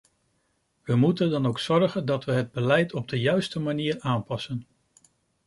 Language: Dutch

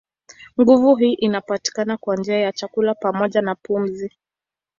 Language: Swahili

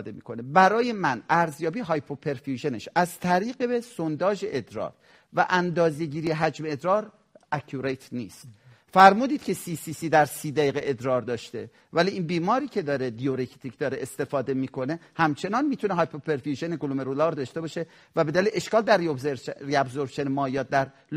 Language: Persian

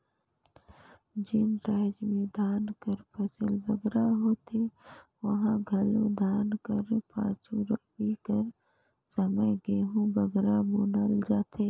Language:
Chhattisgarhi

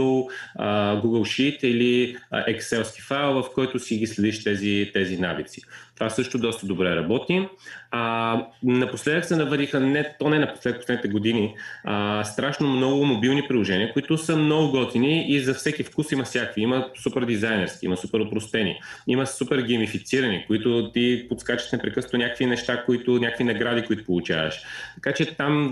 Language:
Bulgarian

